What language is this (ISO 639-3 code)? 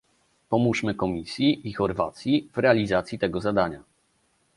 pol